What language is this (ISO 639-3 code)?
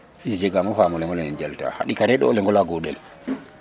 srr